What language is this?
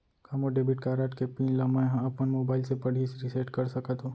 Chhattisgarhi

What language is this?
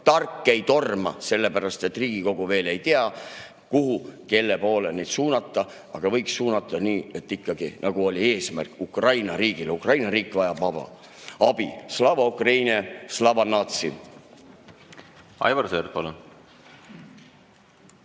Estonian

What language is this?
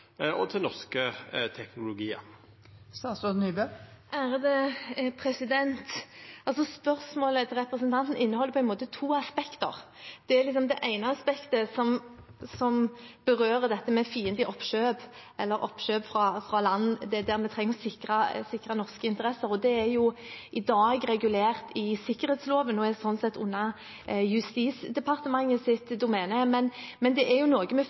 Norwegian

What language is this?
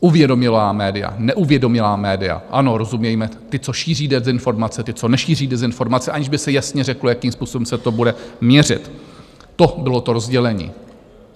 Czech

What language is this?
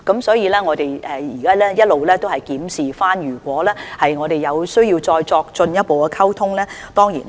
Cantonese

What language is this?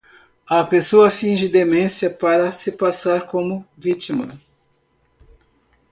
Portuguese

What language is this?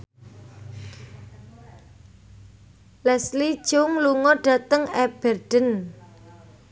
Javanese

